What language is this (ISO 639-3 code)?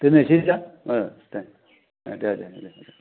brx